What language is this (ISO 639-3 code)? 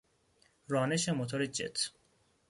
fas